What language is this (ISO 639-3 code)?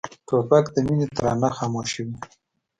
pus